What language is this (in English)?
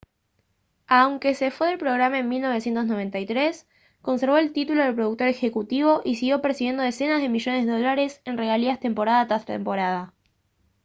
Spanish